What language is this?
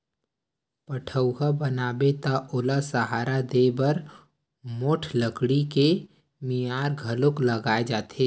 Chhattisgarhi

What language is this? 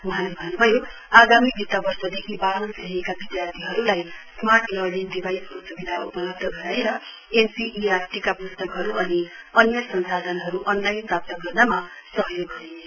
Nepali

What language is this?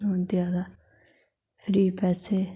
Dogri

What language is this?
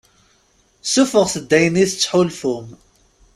Kabyle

